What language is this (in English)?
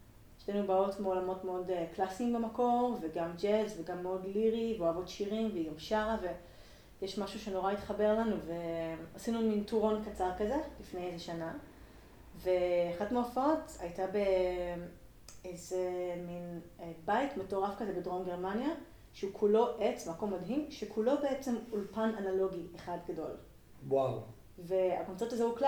Hebrew